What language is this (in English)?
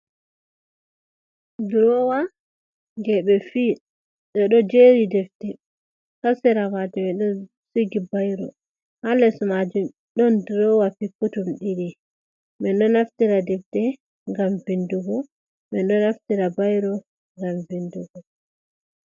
Fula